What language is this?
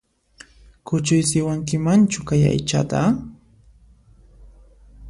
Puno Quechua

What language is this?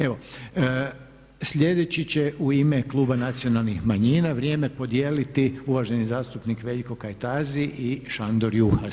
Croatian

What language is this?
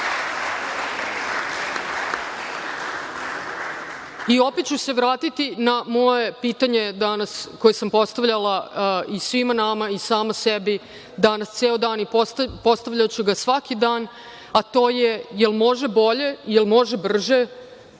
Serbian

